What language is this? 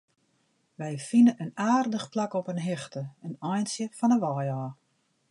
Western Frisian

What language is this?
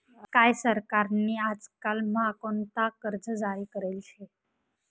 Marathi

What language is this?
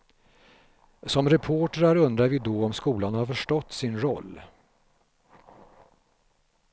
Swedish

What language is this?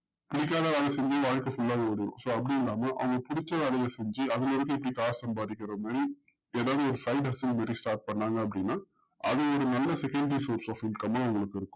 Tamil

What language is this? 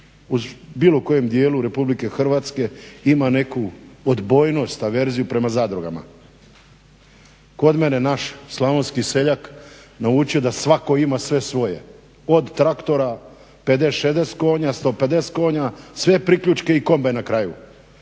Croatian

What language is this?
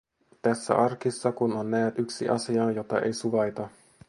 Finnish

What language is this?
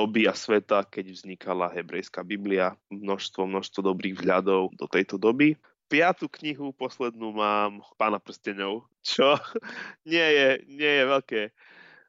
Slovak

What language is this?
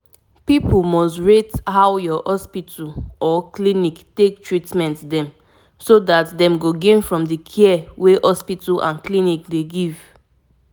Nigerian Pidgin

